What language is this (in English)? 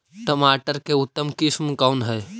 Magahi